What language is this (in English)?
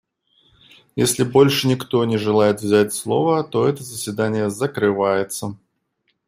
Russian